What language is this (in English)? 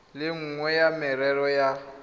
Tswana